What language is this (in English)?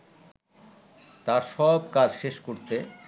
Bangla